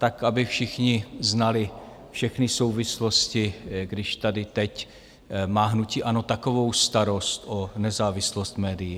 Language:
Czech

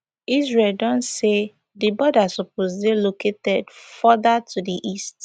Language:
Nigerian Pidgin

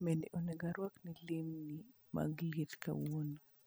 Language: Luo (Kenya and Tanzania)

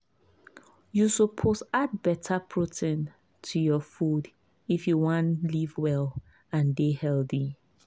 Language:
Nigerian Pidgin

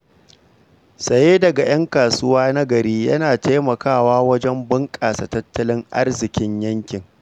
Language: Hausa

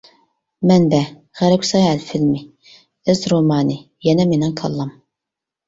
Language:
Uyghur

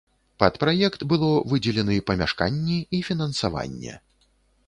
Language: Belarusian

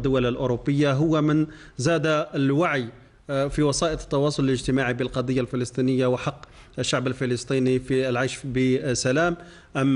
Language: Arabic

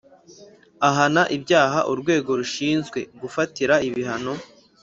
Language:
Kinyarwanda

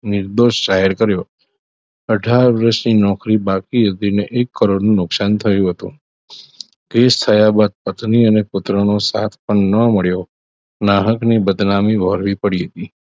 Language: Gujarati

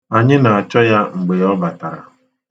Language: Igbo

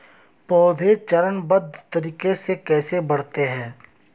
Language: Hindi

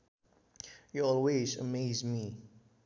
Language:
Sundanese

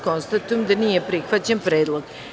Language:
Serbian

